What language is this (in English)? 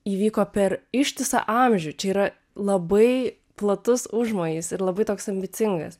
Lithuanian